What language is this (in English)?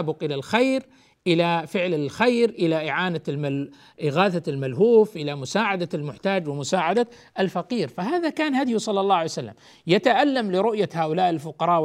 Arabic